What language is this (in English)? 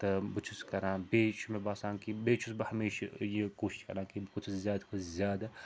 Kashmiri